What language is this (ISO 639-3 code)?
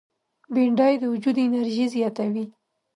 pus